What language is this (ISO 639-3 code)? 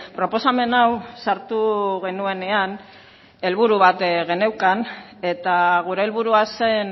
eus